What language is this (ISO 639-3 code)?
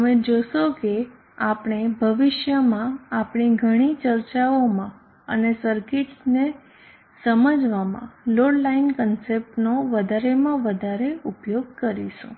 guj